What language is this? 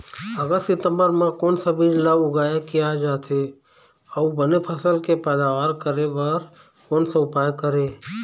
Chhattisgarhi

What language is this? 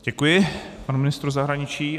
Czech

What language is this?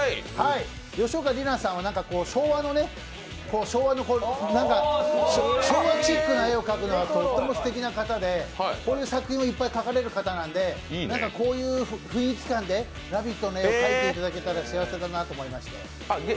Japanese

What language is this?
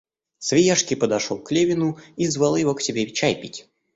Russian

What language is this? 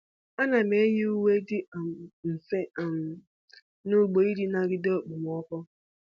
Igbo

